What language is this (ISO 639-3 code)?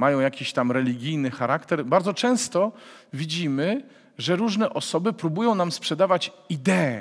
pol